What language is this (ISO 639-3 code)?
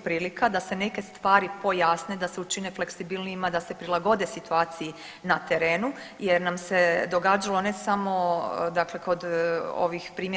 hrv